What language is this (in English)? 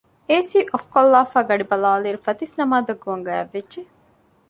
Divehi